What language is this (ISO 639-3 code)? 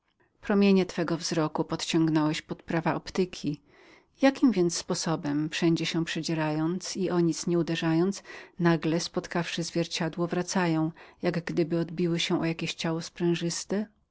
pol